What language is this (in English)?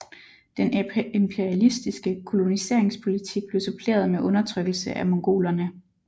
Danish